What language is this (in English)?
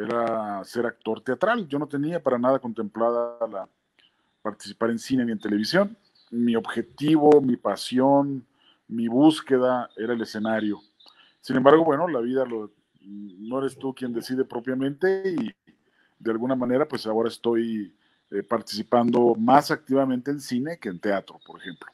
Spanish